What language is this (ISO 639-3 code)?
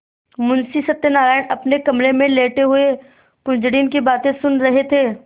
hin